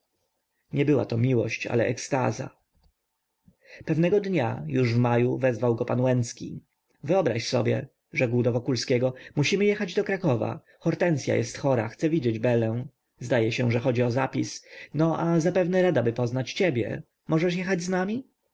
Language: Polish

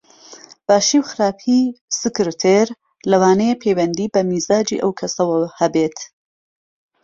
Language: Central Kurdish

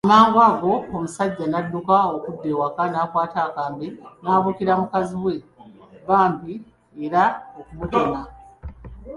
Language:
Ganda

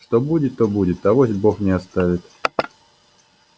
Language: Russian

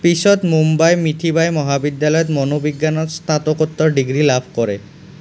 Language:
Assamese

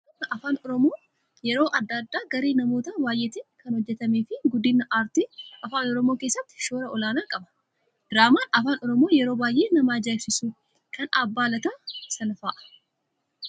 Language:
Oromo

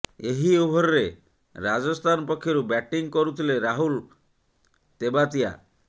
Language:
Odia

